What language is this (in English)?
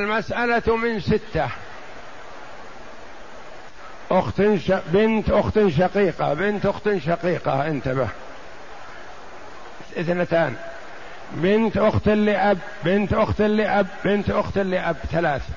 Arabic